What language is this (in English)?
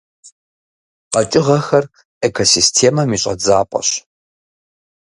Kabardian